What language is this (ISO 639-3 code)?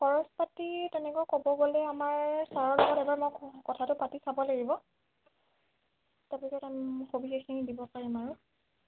asm